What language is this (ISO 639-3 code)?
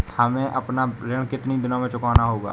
hin